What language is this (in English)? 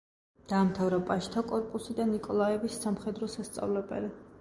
Georgian